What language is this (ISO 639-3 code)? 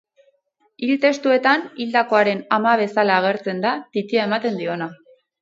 eus